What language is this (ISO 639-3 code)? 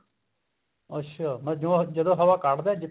pan